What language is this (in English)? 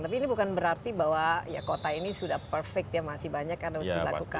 Indonesian